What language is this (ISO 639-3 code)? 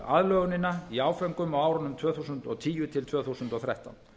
isl